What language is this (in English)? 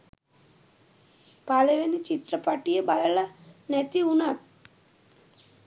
Sinhala